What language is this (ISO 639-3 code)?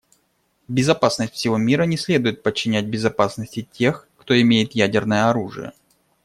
rus